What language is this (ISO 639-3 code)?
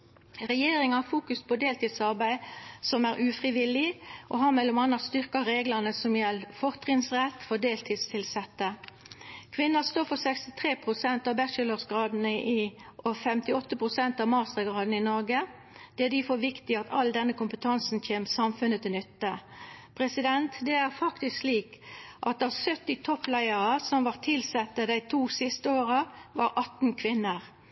nno